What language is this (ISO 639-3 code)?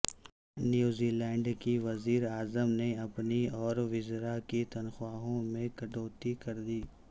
urd